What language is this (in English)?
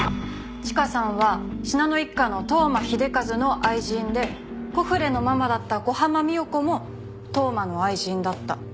Japanese